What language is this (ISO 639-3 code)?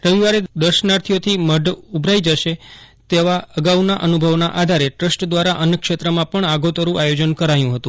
guj